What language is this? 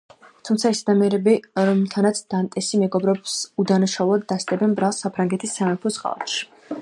Georgian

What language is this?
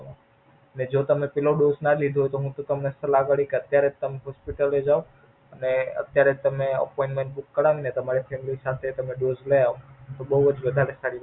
Gujarati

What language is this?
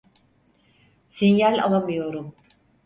Turkish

